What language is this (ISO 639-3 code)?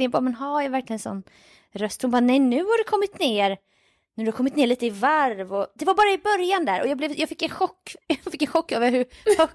swe